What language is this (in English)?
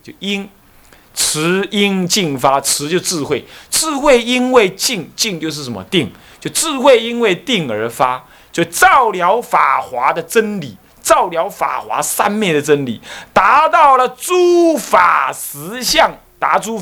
Chinese